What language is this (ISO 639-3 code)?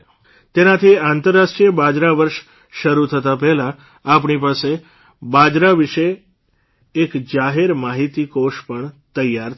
guj